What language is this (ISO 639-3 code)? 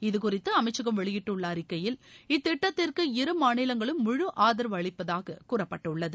tam